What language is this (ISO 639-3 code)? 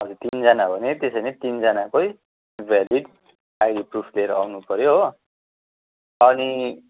nep